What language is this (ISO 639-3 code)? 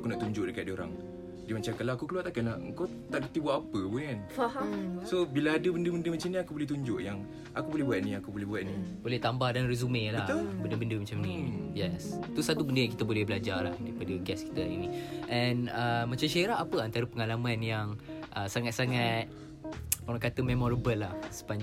msa